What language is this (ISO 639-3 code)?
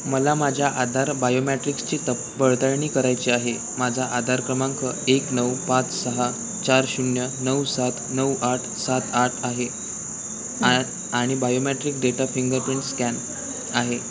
mar